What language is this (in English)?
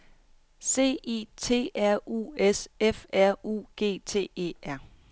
Danish